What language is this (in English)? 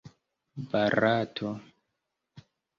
Esperanto